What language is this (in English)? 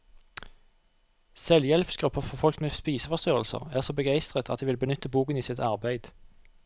Norwegian